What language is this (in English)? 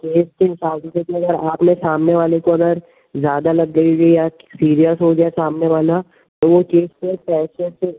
Hindi